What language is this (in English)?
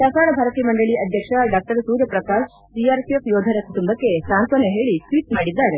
Kannada